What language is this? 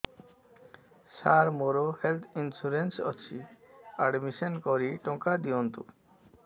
Odia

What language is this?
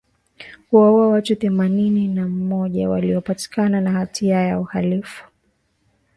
Swahili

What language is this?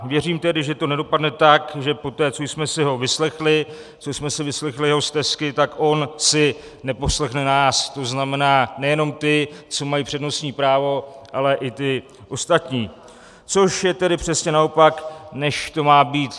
Czech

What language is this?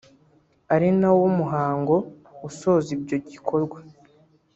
Kinyarwanda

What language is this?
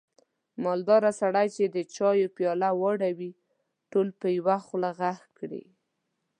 Pashto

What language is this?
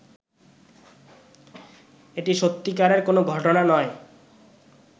Bangla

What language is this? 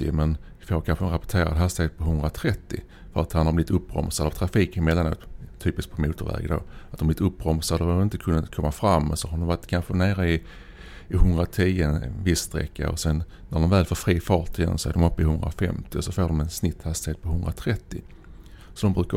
Swedish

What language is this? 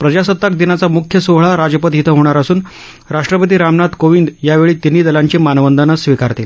Marathi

